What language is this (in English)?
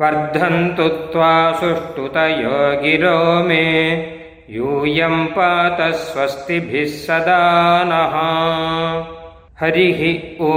Tamil